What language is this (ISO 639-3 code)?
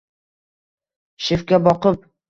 uzb